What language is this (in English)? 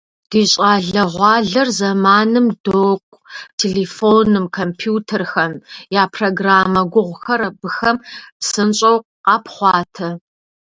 Kabardian